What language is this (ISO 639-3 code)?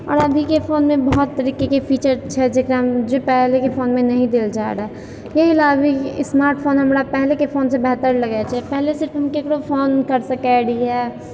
mai